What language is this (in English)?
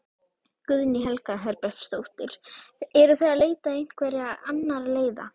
Icelandic